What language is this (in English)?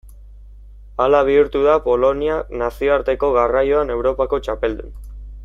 Basque